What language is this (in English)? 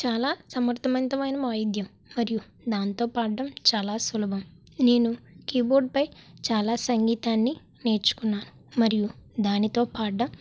Telugu